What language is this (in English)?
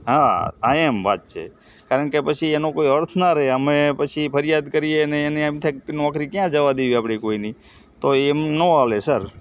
Gujarati